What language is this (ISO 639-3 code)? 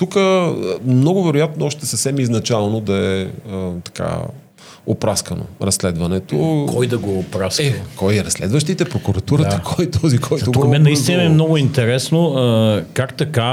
bul